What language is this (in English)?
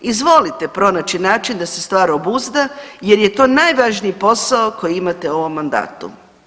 Croatian